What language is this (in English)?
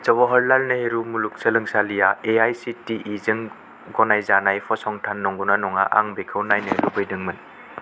Bodo